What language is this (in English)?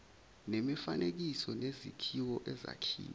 Zulu